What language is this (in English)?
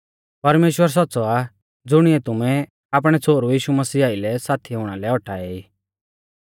Mahasu Pahari